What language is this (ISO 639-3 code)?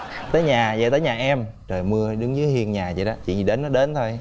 vie